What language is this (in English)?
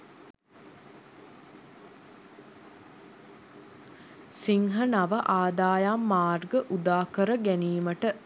Sinhala